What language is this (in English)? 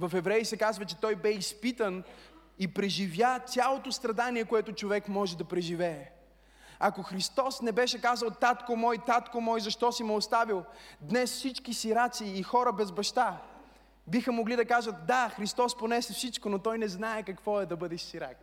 Bulgarian